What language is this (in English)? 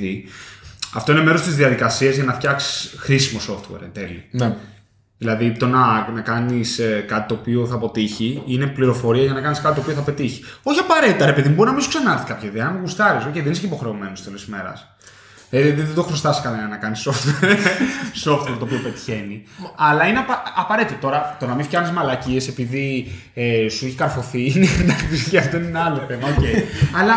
Greek